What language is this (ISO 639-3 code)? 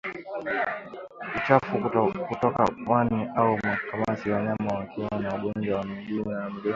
swa